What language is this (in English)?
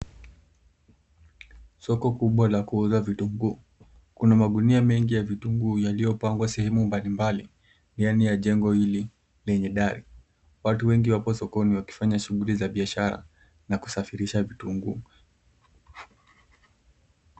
Swahili